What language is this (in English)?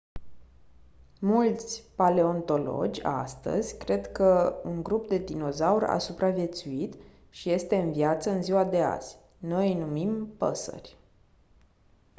Romanian